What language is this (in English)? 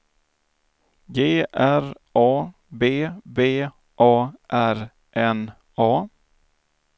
Swedish